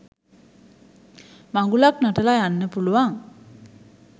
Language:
Sinhala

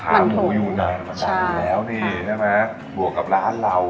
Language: Thai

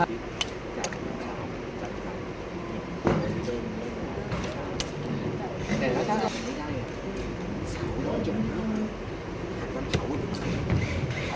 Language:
Thai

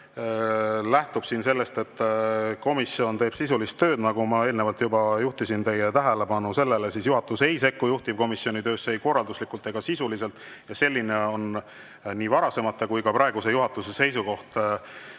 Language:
Estonian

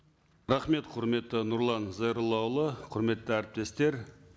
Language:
Kazakh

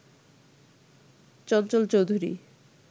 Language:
Bangla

